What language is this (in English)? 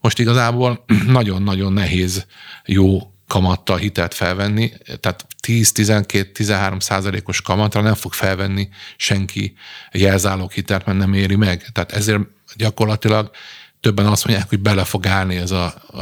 Hungarian